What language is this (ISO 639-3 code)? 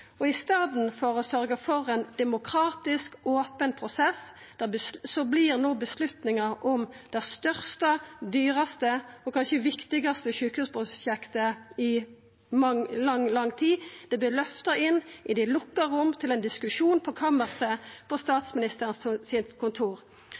nno